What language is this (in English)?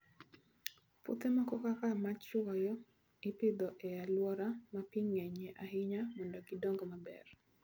Luo (Kenya and Tanzania)